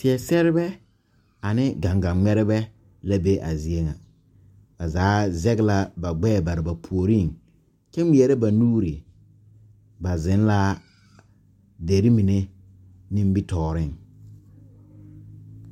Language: Southern Dagaare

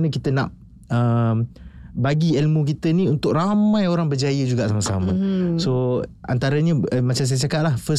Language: Malay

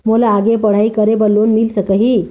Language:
Chhattisgarhi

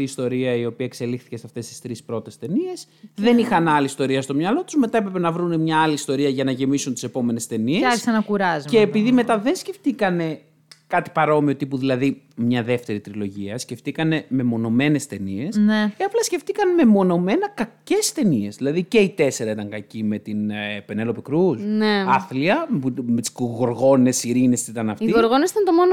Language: Greek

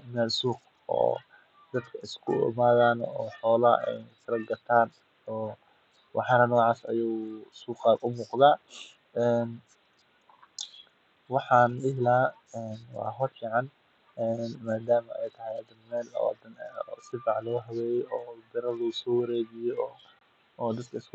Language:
Somali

